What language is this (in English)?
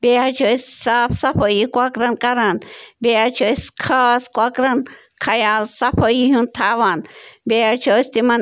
Kashmiri